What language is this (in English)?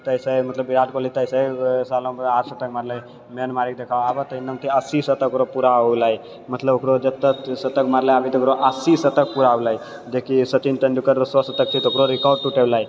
Maithili